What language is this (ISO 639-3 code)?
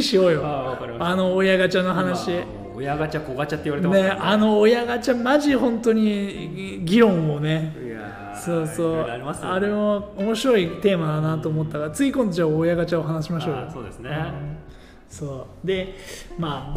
jpn